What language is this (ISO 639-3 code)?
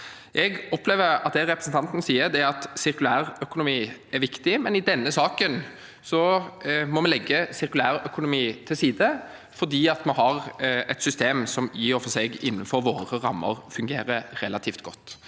nor